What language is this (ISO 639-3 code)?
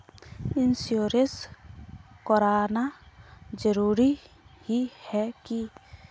mag